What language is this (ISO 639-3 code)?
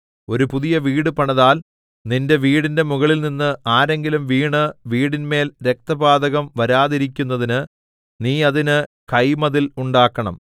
mal